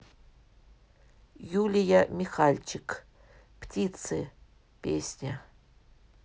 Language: Russian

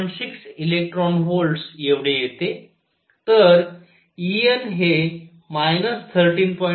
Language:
Marathi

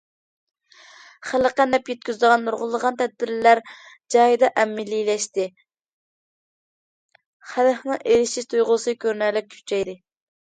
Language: Uyghur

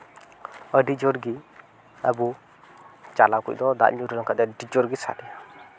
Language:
Santali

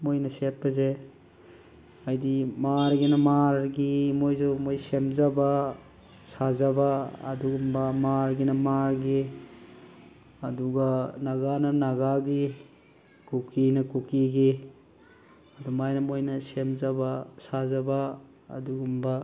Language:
Manipuri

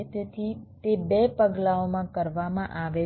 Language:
Gujarati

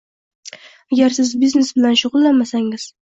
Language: Uzbek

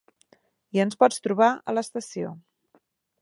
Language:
Catalan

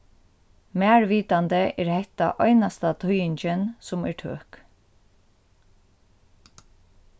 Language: Faroese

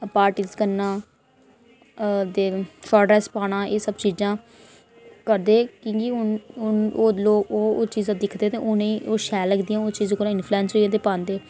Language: Dogri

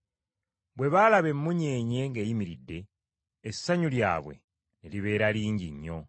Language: Ganda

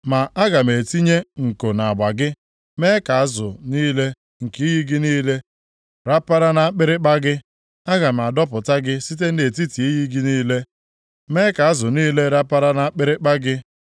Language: Igbo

